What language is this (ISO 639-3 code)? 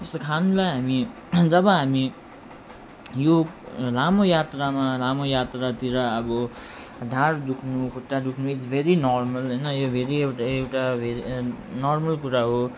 nep